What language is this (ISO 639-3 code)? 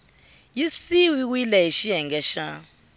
tso